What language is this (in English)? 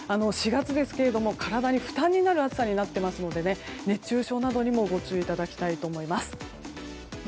Japanese